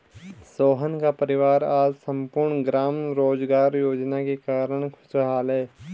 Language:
Hindi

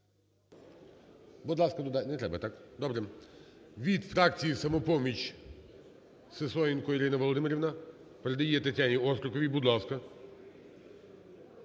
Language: Ukrainian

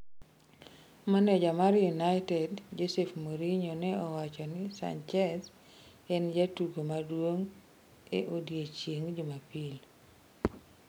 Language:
Luo (Kenya and Tanzania)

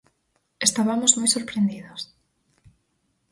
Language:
Galician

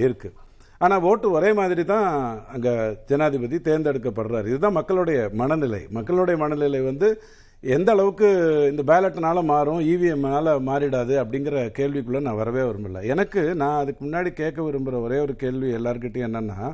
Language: Tamil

